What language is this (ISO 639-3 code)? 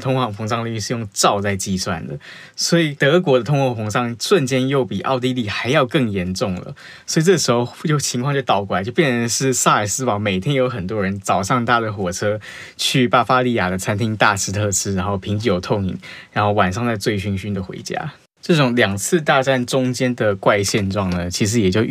zho